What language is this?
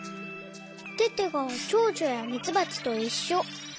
Japanese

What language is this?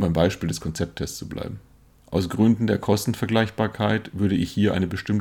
German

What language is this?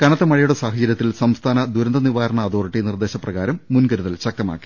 Malayalam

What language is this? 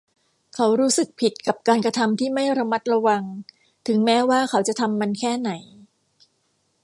Thai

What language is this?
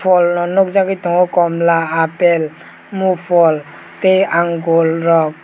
Kok Borok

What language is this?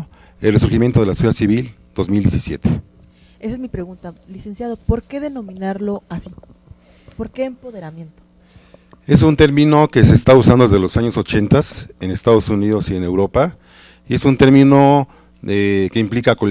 Spanish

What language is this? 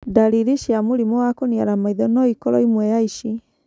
Kikuyu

